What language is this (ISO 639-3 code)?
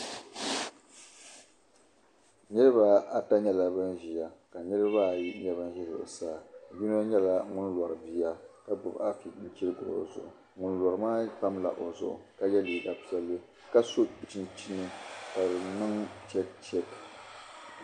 dag